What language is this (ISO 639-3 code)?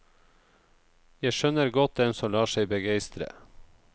nor